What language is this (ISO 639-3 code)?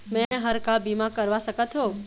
hne